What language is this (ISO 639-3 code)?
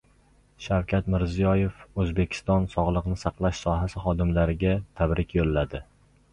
uzb